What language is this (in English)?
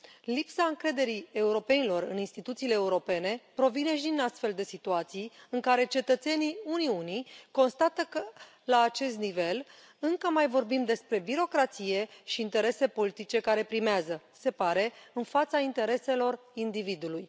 Romanian